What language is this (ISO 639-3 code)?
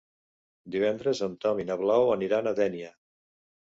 cat